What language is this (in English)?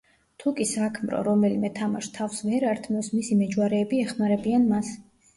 Georgian